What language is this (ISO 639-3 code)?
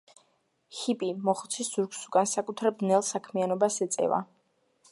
kat